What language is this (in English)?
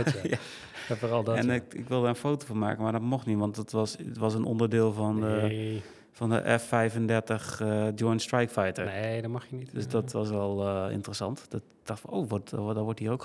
Dutch